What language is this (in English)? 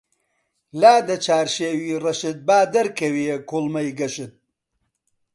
Central Kurdish